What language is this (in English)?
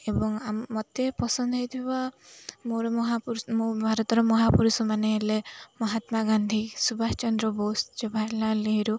Odia